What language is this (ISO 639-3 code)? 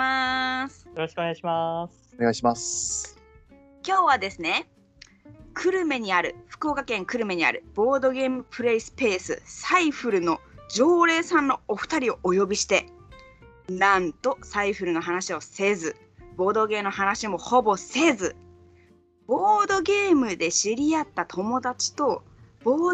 jpn